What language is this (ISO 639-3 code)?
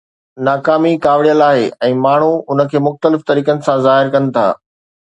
snd